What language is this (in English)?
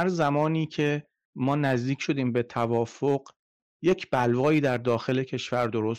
Persian